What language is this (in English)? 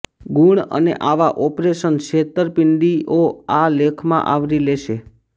Gujarati